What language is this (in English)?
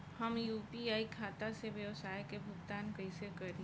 Bhojpuri